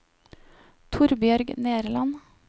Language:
Norwegian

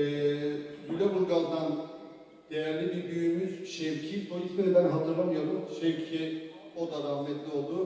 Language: Turkish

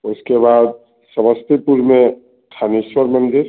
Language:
Hindi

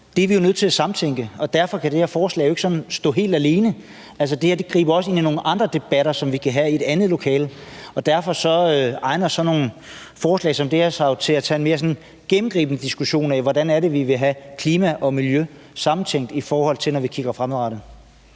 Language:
Danish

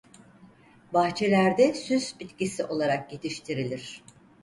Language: Turkish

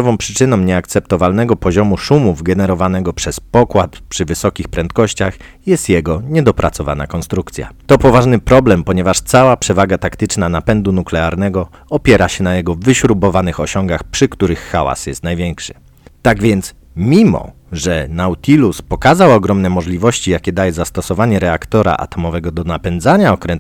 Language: Polish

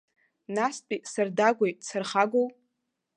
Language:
Abkhazian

